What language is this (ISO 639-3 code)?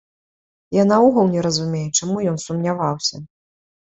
bel